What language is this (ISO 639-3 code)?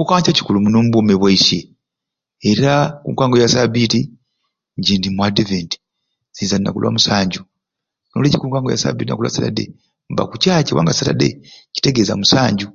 ruc